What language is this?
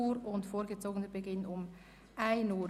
Swiss German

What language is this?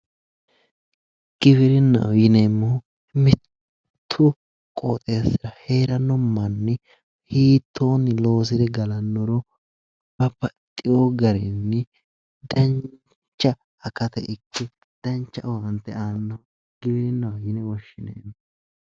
Sidamo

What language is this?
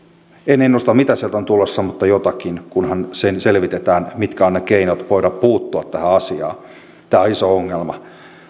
Finnish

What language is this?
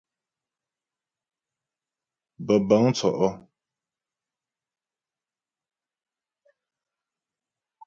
Ghomala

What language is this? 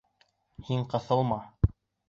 Bashkir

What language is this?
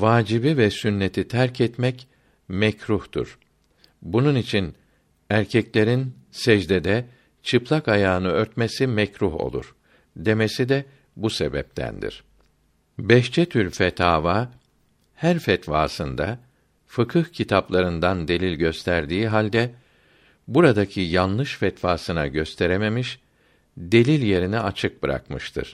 Turkish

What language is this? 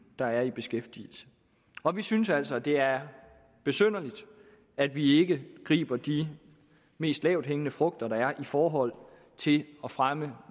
Danish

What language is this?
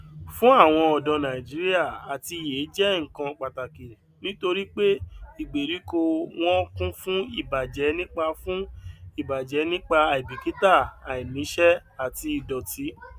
Yoruba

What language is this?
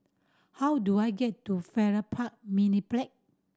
English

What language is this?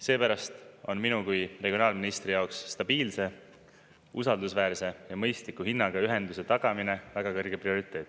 Estonian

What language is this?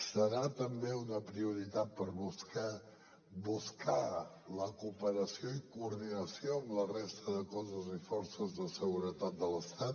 Catalan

